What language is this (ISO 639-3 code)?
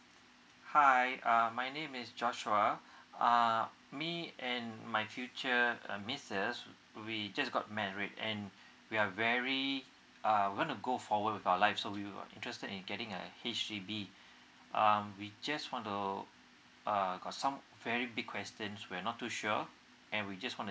eng